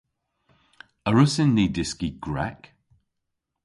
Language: Cornish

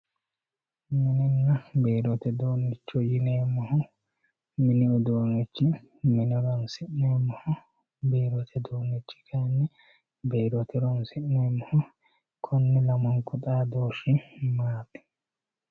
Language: Sidamo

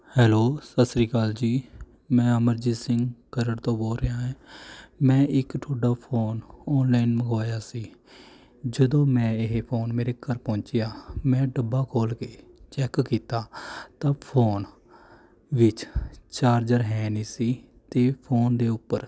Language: Punjabi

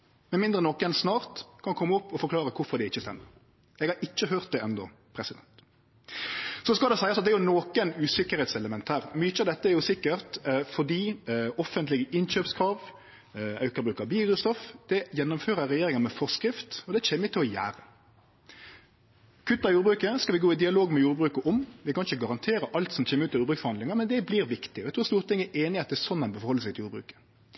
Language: Norwegian Nynorsk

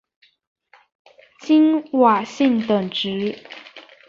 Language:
Chinese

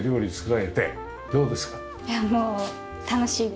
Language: Japanese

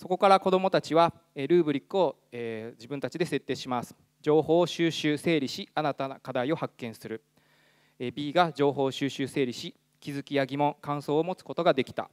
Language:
Japanese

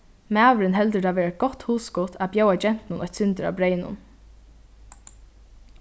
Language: Faroese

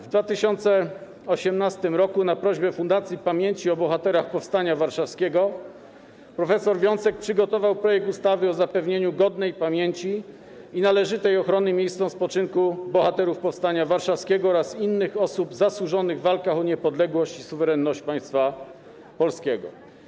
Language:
Polish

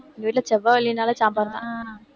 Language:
Tamil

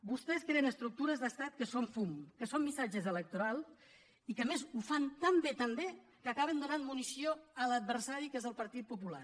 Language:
Catalan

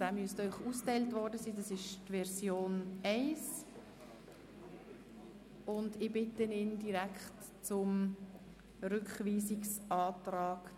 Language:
Swiss German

